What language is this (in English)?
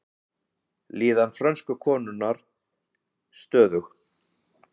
Icelandic